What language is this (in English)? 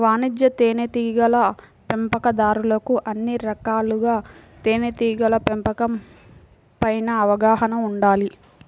Telugu